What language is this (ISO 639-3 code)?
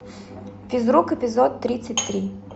rus